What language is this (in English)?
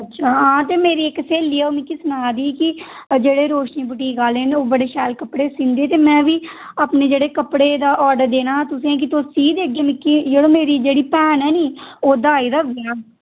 Dogri